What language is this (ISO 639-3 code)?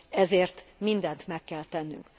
hun